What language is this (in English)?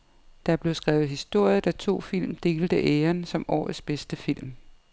Danish